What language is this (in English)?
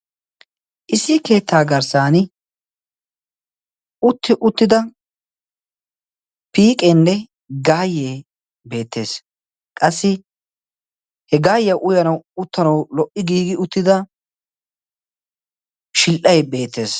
Wolaytta